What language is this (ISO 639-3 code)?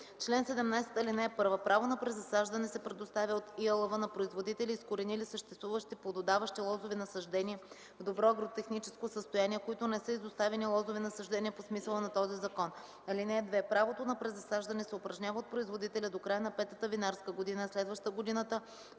bul